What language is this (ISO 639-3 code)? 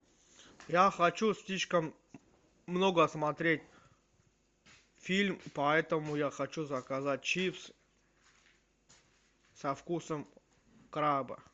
rus